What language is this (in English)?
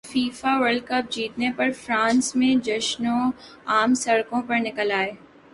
Urdu